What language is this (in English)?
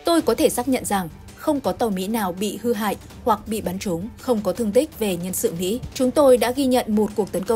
Vietnamese